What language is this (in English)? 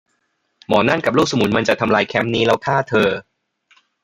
Thai